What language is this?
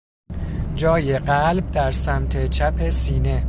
Persian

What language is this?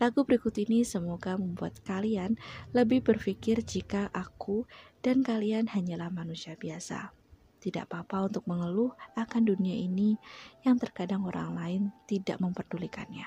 Indonesian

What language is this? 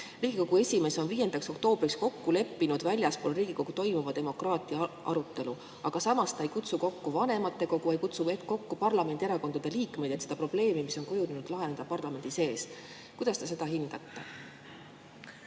Estonian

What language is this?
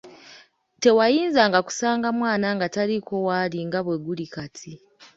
Ganda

